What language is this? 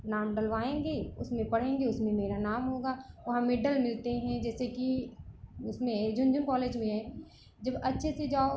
Hindi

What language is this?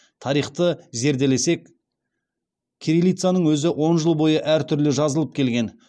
Kazakh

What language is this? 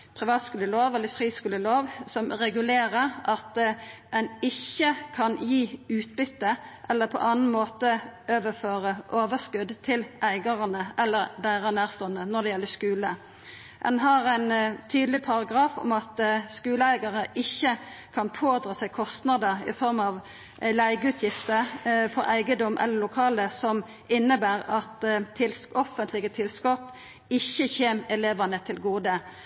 Norwegian Nynorsk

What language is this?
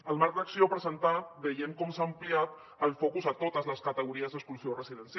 Catalan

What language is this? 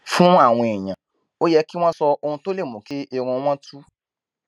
Yoruba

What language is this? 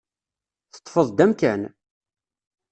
Kabyle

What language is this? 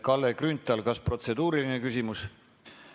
Estonian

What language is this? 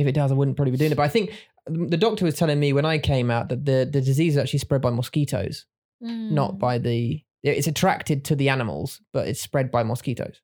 English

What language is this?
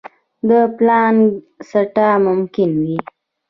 Pashto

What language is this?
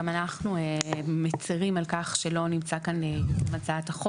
Hebrew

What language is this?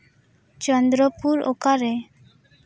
Santali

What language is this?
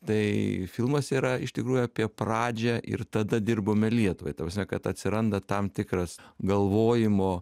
Lithuanian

